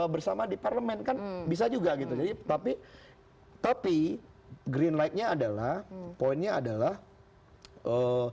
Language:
Indonesian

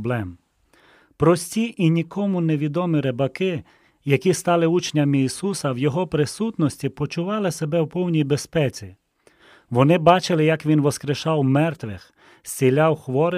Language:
Ukrainian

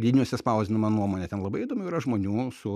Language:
Lithuanian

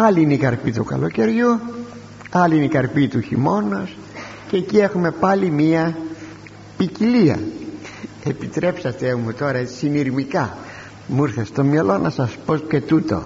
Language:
Greek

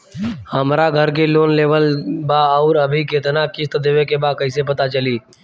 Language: Bhojpuri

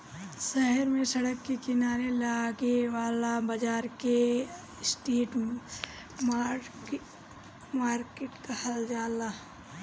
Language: Bhojpuri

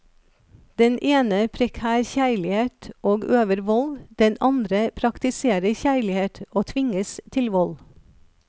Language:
Norwegian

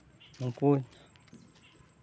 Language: Santali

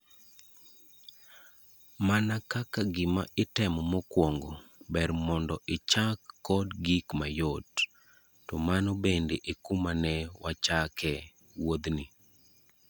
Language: Luo (Kenya and Tanzania)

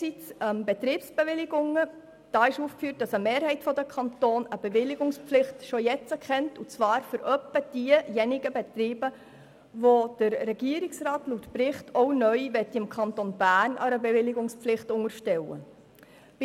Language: Swiss German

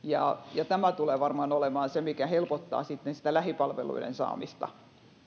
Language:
Finnish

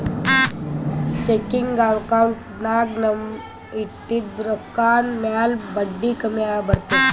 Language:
Kannada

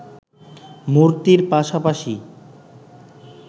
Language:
Bangla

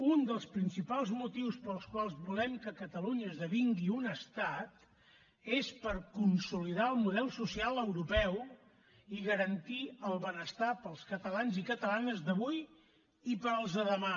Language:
Catalan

